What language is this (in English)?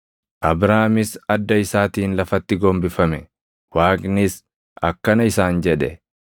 Oromo